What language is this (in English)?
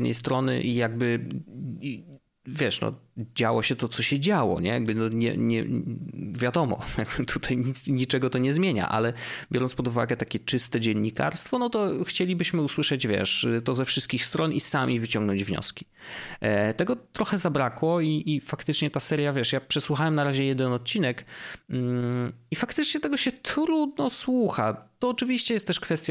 Polish